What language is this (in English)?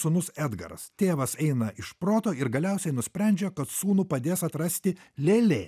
Lithuanian